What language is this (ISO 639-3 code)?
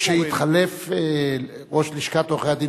heb